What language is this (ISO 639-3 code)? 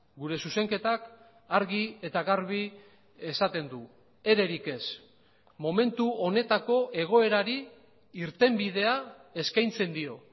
eus